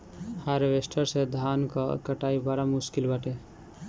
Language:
Bhojpuri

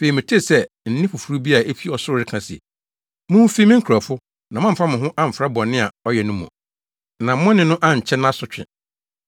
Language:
Akan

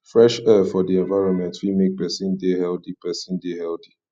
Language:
Nigerian Pidgin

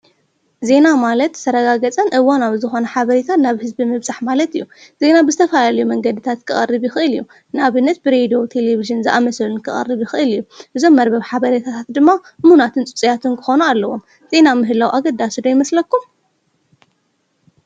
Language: Tigrinya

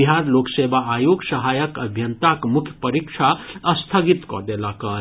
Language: Maithili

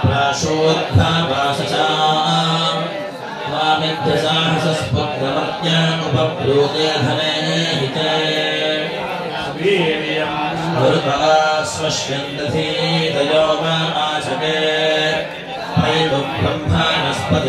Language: Indonesian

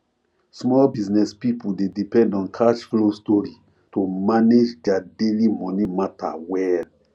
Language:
Nigerian Pidgin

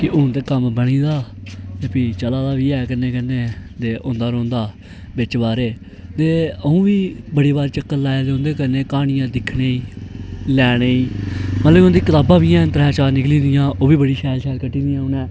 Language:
Dogri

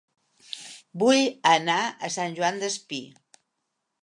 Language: Catalan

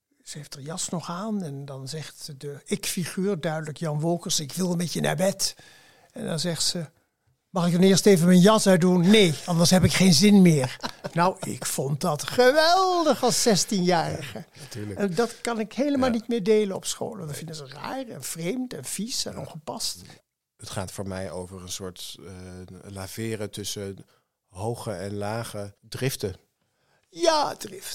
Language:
Dutch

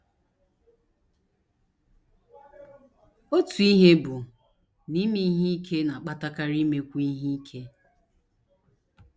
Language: Igbo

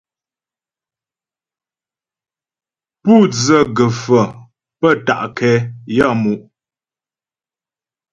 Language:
Ghomala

